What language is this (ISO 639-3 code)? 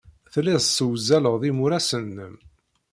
kab